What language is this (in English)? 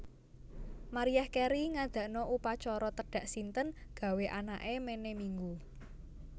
Javanese